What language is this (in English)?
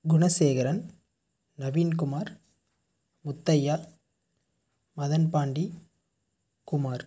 Tamil